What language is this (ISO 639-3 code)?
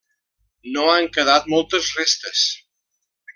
cat